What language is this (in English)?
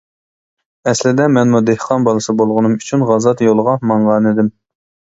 Uyghur